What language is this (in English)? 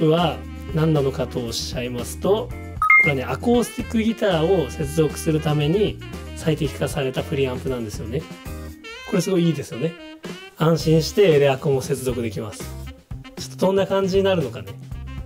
Japanese